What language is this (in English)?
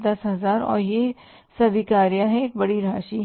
Hindi